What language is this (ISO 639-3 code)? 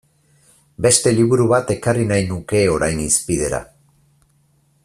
eus